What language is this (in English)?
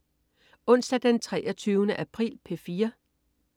Danish